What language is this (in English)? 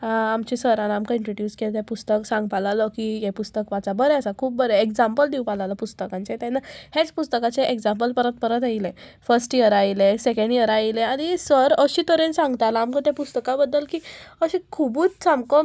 Konkani